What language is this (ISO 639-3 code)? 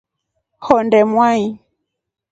rof